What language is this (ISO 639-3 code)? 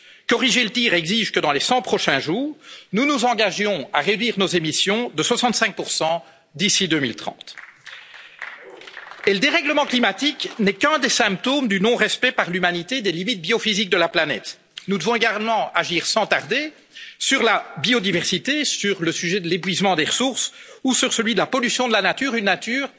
fra